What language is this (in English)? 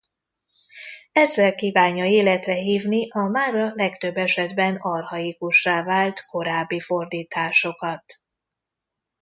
Hungarian